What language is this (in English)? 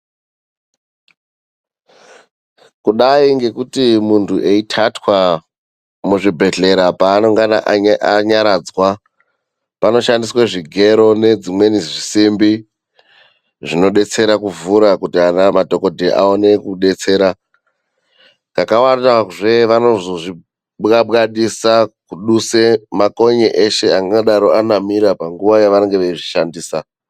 Ndau